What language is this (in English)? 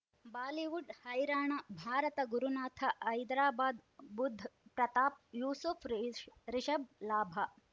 Kannada